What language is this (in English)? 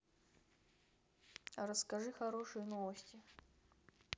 Russian